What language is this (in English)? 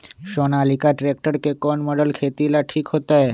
Magahi